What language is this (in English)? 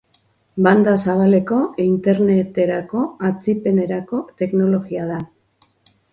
Basque